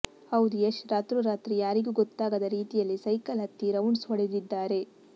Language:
Kannada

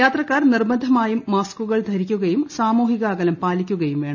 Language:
Malayalam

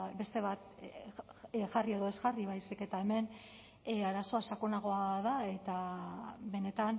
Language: Basque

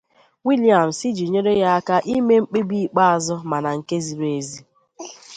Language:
Igbo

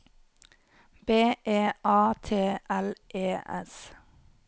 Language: Norwegian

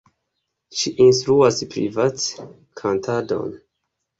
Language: Esperanto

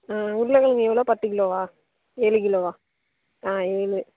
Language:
Tamil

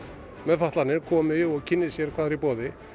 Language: Icelandic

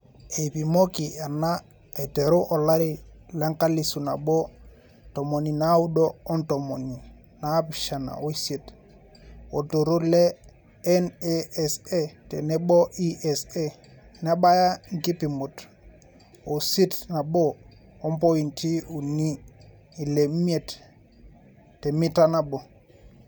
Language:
Masai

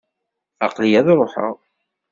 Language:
Kabyle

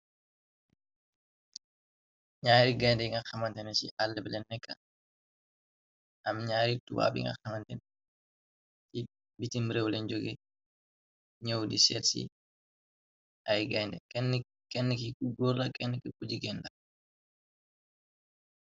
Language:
Wolof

